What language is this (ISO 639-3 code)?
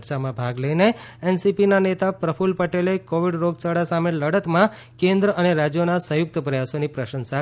guj